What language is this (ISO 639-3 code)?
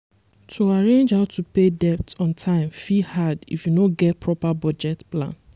pcm